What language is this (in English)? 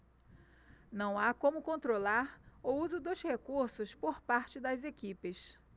Portuguese